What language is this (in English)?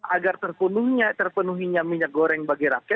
Indonesian